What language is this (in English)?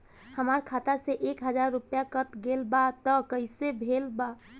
Bhojpuri